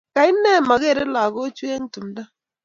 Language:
Kalenjin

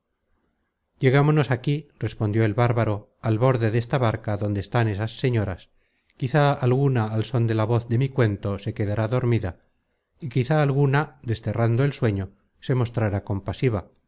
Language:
Spanish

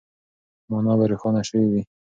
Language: Pashto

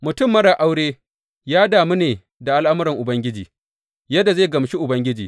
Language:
Hausa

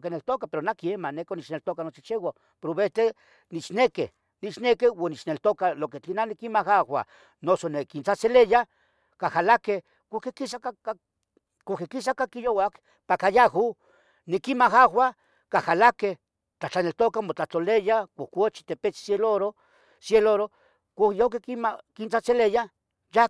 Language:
Tetelcingo Nahuatl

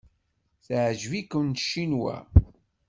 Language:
Kabyle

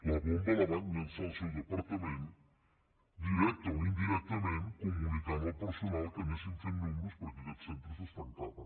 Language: Catalan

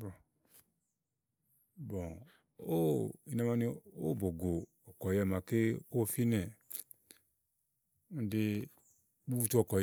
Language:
Igo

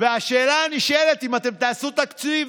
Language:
Hebrew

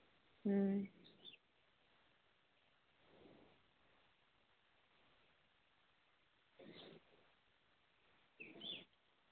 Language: Santali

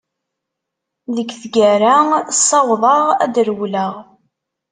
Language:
Kabyle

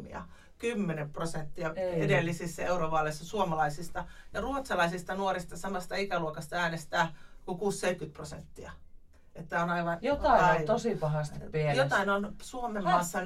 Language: Finnish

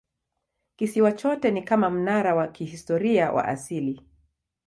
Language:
Swahili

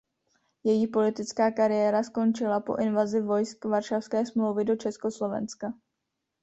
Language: Czech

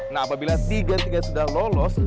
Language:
Indonesian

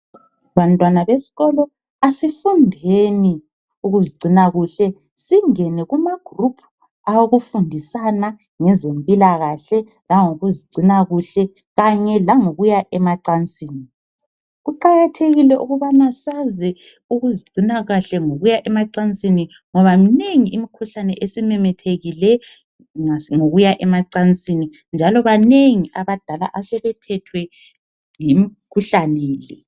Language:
North Ndebele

